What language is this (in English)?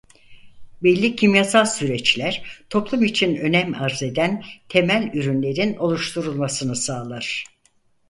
Turkish